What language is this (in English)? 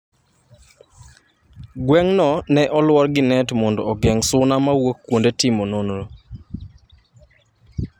Luo (Kenya and Tanzania)